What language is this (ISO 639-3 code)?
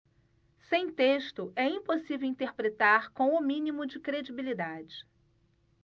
por